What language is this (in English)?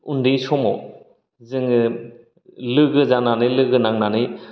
Bodo